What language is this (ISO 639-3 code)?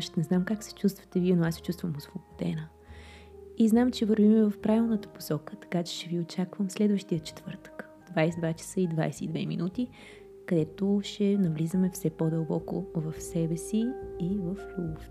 bul